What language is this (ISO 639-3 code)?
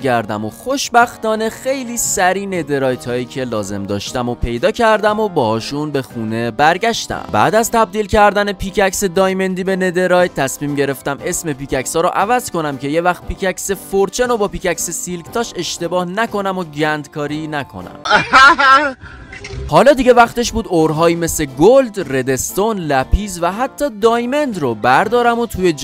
fas